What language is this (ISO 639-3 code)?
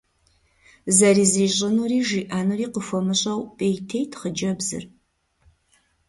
kbd